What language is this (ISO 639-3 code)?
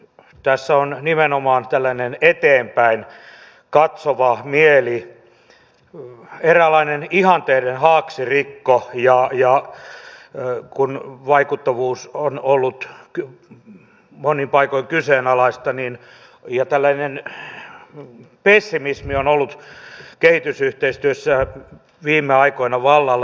fin